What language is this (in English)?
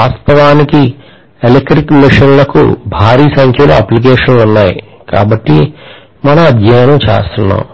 Telugu